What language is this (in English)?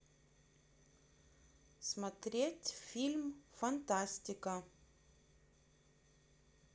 Russian